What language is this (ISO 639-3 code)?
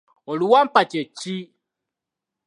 lug